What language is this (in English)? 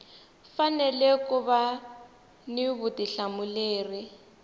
Tsonga